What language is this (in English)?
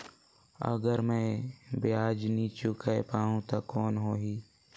Chhattisgarhi